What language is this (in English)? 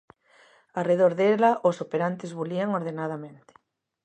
Galician